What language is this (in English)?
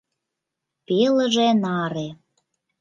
Mari